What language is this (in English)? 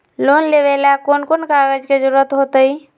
Magahi